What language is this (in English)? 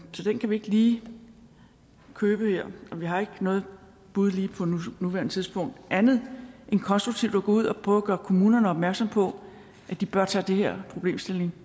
Danish